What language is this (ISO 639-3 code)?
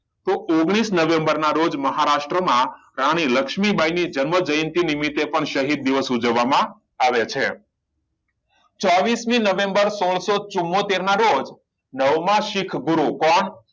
guj